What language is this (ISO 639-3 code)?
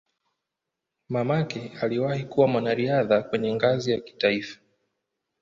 swa